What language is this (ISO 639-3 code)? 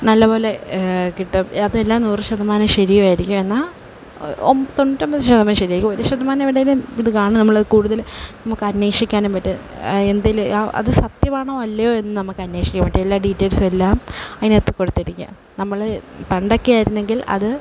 mal